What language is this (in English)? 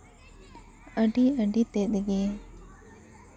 Santali